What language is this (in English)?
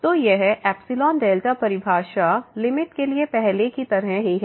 Hindi